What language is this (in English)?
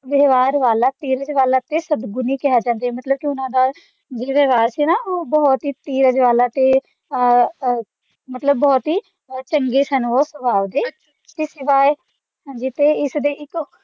Punjabi